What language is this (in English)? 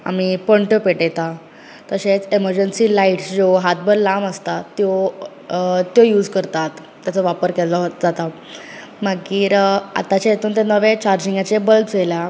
Konkani